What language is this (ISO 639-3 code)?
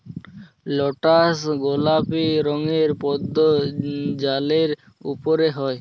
ben